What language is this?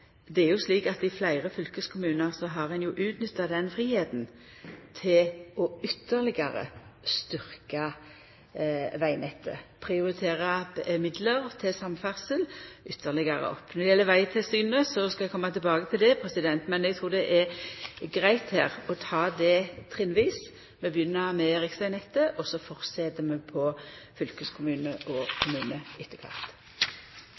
Norwegian Nynorsk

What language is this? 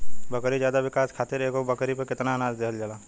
Bhojpuri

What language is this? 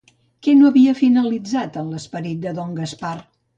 Catalan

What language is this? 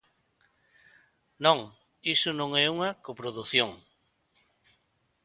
Galician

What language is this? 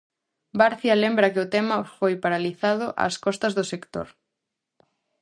Galician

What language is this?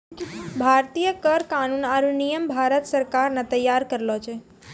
Maithili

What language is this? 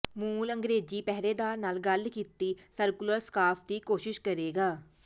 Punjabi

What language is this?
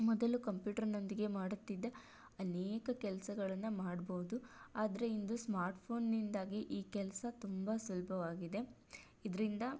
Kannada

